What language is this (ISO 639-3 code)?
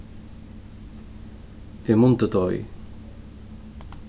fao